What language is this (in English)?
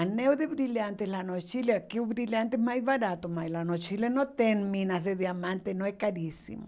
Portuguese